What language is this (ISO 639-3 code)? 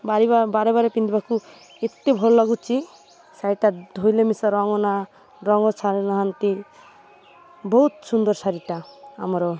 ori